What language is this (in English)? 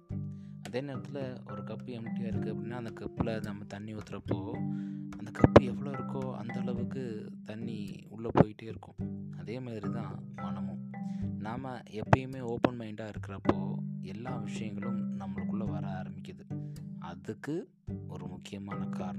Tamil